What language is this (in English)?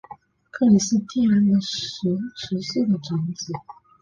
Chinese